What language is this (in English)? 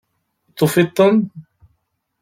Kabyle